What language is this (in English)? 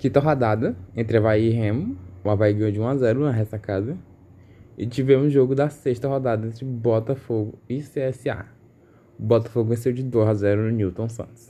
Portuguese